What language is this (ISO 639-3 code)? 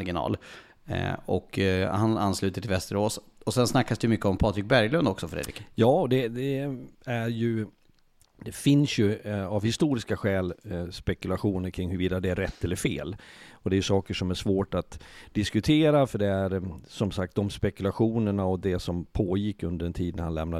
swe